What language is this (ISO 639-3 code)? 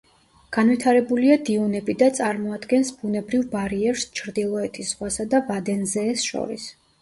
kat